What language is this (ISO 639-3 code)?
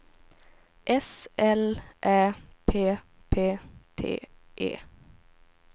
swe